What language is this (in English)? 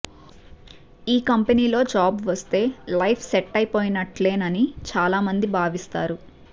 Telugu